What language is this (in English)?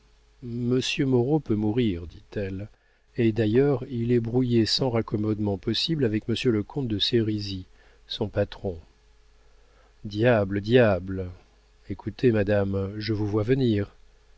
French